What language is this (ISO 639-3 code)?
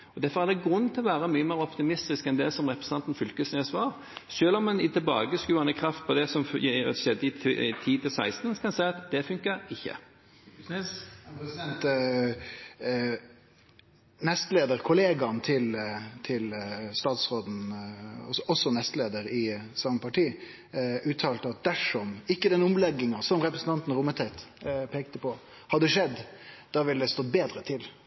nor